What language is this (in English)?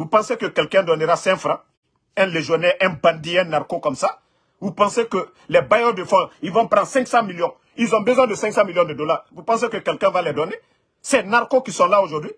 French